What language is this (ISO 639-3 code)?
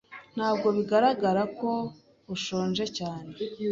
kin